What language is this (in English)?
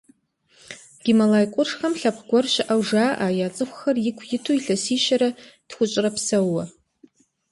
Kabardian